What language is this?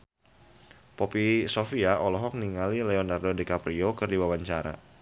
Sundanese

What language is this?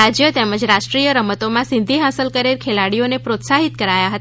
Gujarati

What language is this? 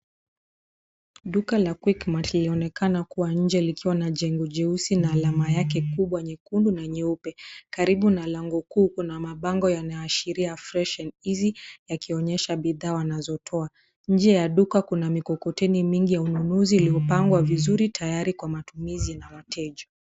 Swahili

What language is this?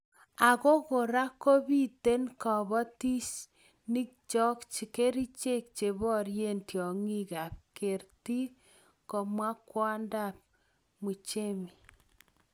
Kalenjin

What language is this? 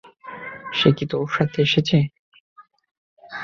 Bangla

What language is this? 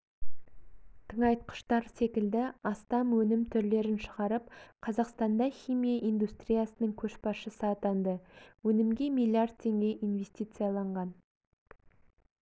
Kazakh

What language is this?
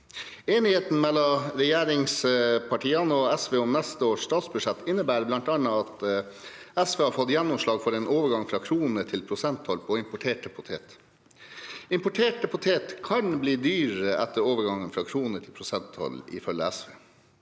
Norwegian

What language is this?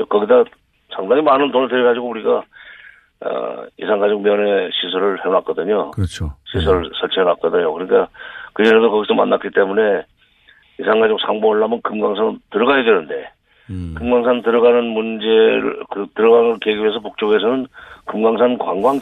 Korean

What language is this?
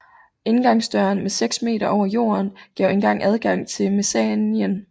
Danish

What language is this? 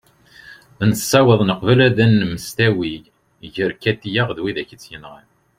Kabyle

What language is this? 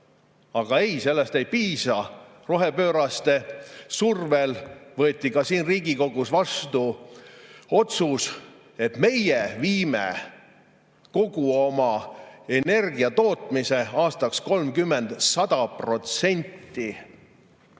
Estonian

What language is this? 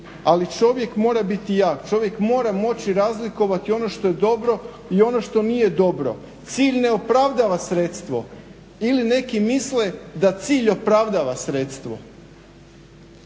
Croatian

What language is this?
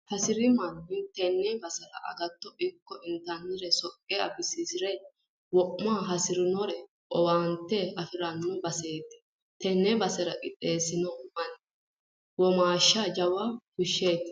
Sidamo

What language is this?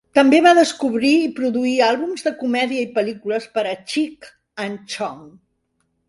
Catalan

